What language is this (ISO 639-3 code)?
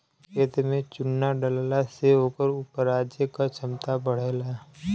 bho